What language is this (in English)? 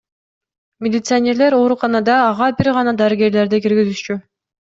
Kyrgyz